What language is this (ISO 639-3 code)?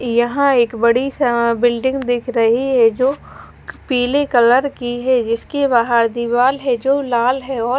hin